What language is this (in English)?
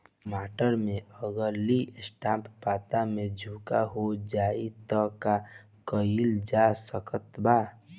Bhojpuri